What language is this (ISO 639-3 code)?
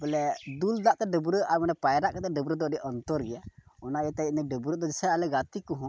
sat